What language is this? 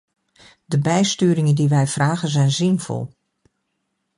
Dutch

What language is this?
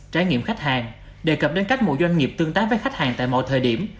Vietnamese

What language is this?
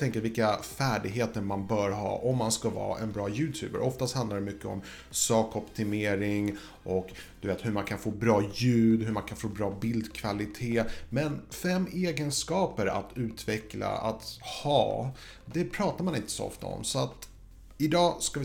Swedish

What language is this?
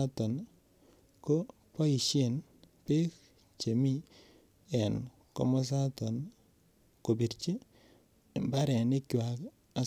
Kalenjin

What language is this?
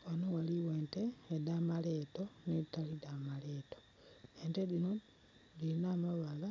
Soga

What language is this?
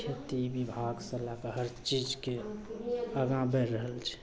Maithili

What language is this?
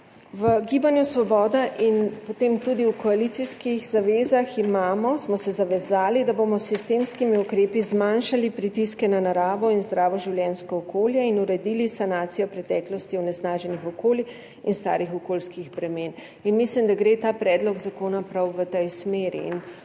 Slovenian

